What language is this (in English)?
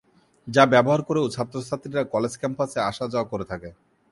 Bangla